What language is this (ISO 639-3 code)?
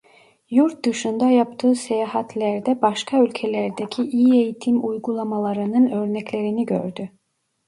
tur